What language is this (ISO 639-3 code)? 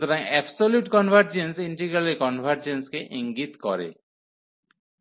ben